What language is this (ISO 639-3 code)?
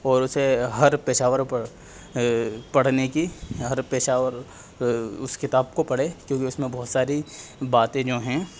urd